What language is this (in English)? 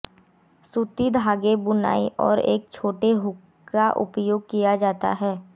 Hindi